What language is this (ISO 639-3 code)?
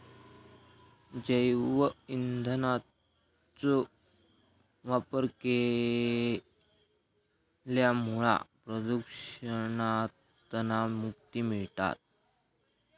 mar